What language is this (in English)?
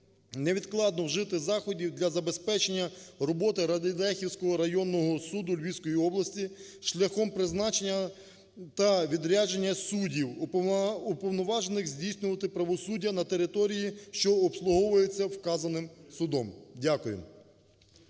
Ukrainian